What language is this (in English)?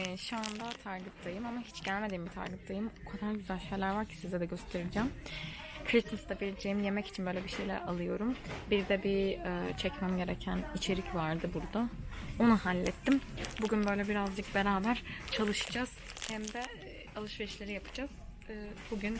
Turkish